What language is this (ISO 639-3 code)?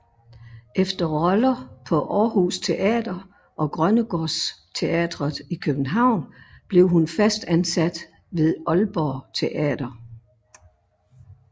dan